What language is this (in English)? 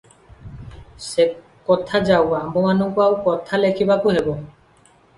Odia